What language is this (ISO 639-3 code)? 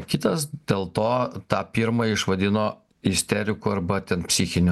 lit